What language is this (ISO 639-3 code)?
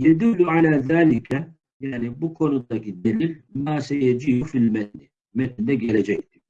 tur